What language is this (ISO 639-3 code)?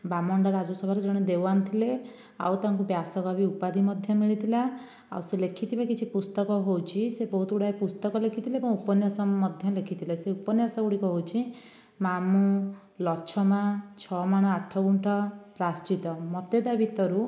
ori